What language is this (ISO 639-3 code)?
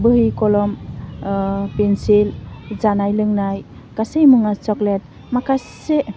brx